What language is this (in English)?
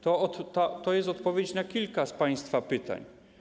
Polish